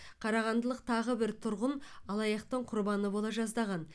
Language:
Kazakh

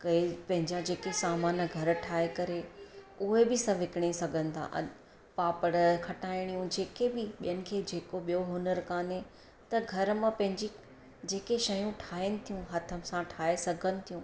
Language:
Sindhi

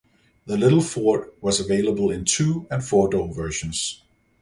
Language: English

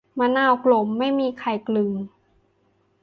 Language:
Thai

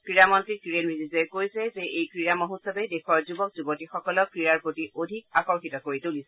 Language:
Assamese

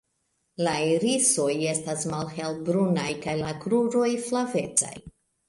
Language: Esperanto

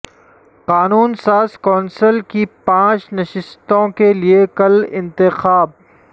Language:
Urdu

